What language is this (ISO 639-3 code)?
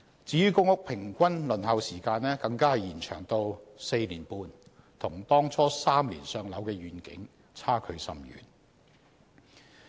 yue